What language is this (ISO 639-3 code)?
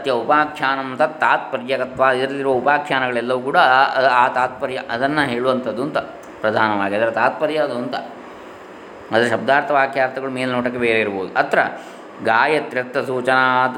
kan